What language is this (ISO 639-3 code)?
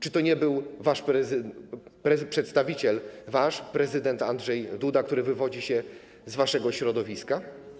pol